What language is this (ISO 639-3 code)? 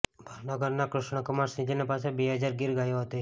guj